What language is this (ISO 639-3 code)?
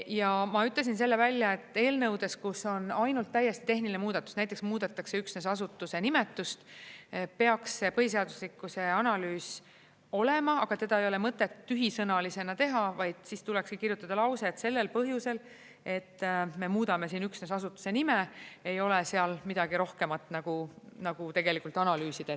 est